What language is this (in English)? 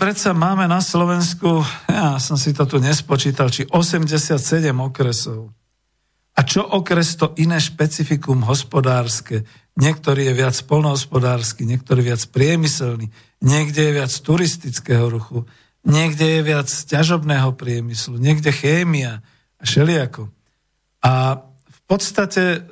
Slovak